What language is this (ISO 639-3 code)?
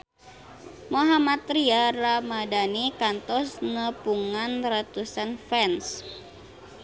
sun